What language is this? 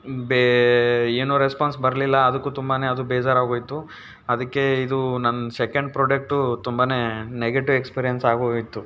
Kannada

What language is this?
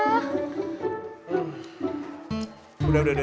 Indonesian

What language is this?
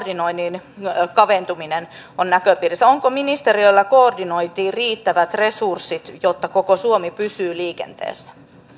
Finnish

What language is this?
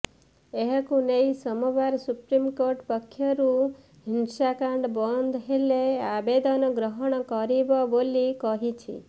Odia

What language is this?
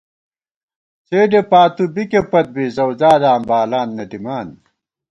Gawar-Bati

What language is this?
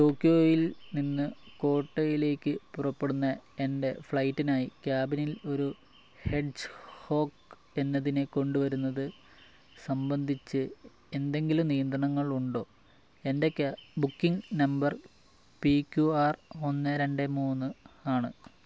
Malayalam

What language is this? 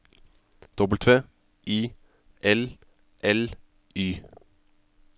Norwegian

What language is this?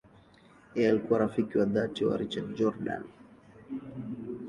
Swahili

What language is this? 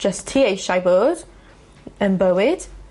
Welsh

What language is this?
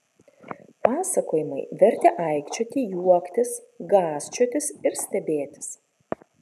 Lithuanian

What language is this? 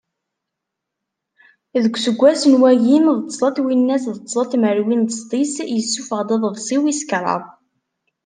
Kabyle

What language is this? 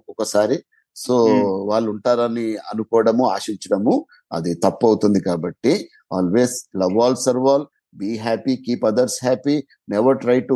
Telugu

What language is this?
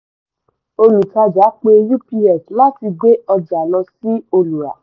Yoruba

